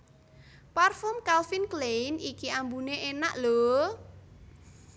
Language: Javanese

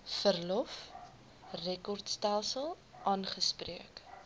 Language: Afrikaans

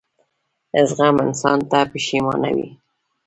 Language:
Pashto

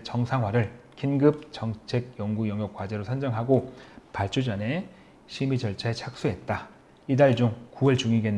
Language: Korean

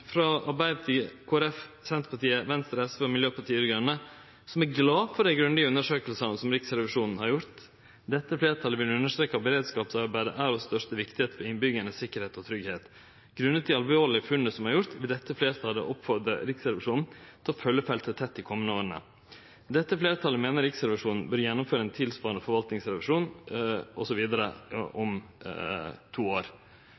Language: Norwegian Nynorsk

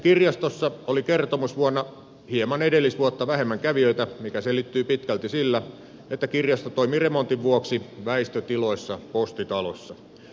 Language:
Finnish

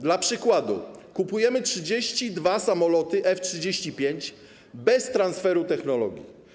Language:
Polish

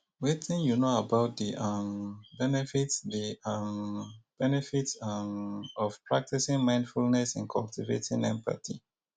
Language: Nigerian Pidgin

